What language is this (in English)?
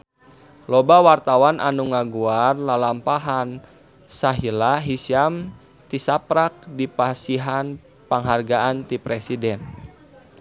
Sundanese